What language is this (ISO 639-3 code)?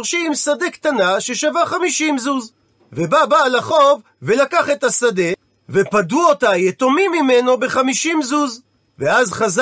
heb